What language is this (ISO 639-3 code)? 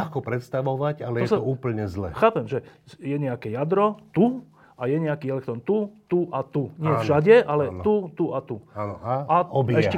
slk